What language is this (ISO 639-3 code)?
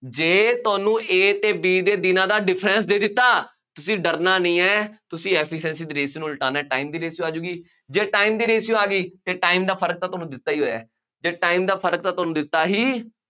pan